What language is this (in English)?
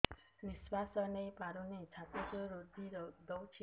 Odia